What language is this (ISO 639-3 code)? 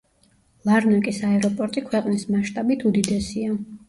kat